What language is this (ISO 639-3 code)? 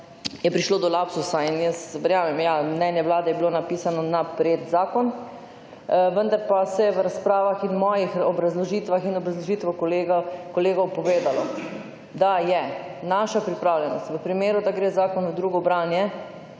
slv